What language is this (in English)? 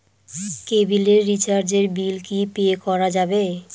Bangla